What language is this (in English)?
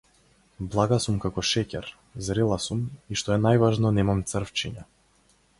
Macedonian